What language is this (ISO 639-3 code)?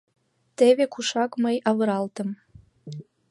chm